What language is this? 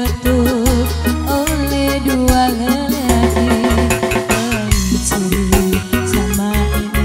Indonesian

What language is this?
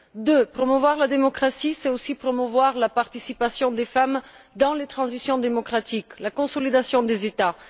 French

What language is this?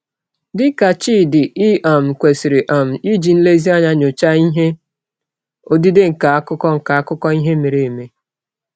Igbo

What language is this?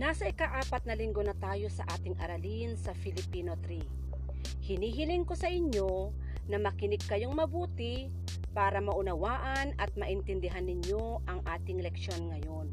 Filipino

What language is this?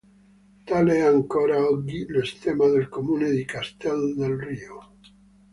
Italian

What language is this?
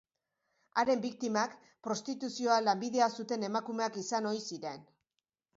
Basque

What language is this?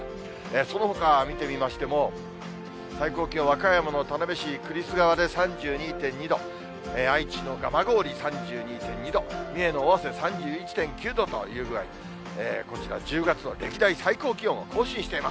Japanese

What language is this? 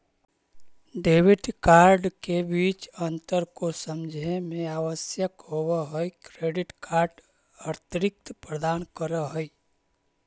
Magahi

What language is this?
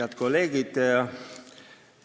Estonian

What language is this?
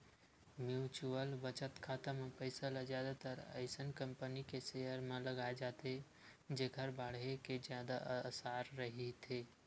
Chhattisgarhi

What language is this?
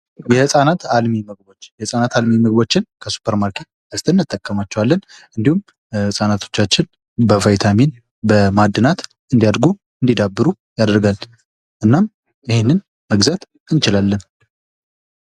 Amharic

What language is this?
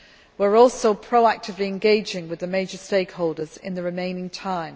English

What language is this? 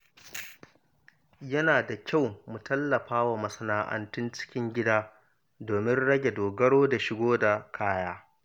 Hausa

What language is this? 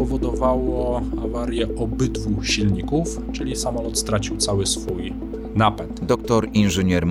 Polish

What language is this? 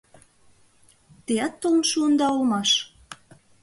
Mari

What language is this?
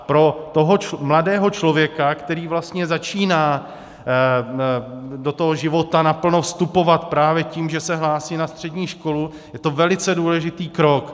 Czech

